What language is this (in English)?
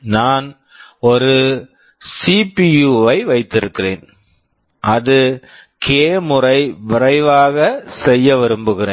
Tamil